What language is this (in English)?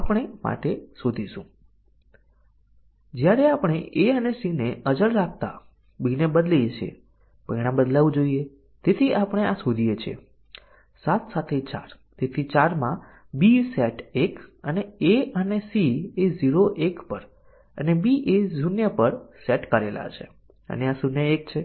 Gujarati